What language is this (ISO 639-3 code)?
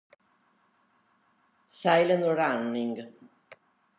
ita